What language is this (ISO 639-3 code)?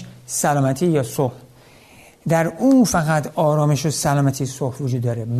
fas